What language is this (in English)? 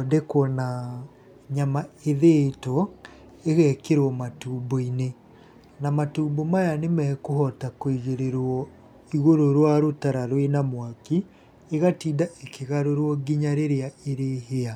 Kikuyu